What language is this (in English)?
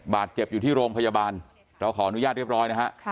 Thai